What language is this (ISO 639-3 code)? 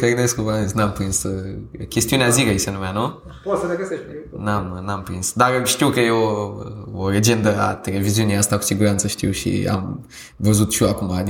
ron